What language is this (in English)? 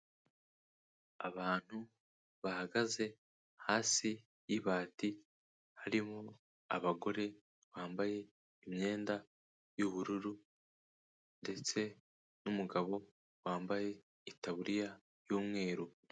Kinyarwanda